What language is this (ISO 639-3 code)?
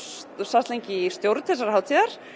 isl